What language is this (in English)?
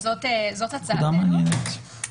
Hebrew